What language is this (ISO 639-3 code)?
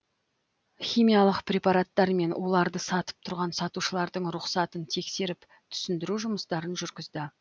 kaz